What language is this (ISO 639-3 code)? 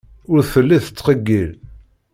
kab